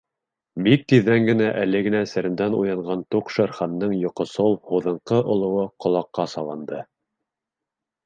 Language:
Bashkir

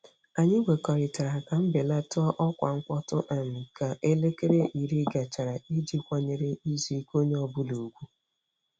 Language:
Igbo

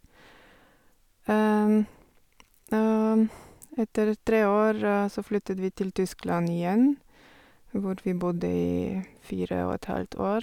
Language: Norwegian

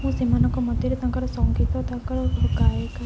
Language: Odia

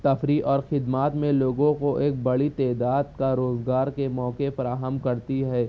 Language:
Urdu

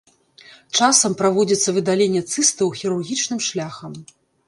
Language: Belarusian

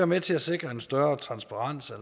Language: Danish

